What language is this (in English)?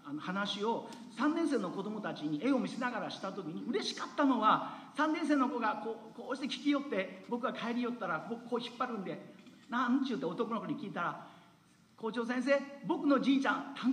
Japanese